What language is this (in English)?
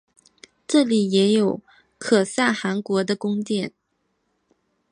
Chinese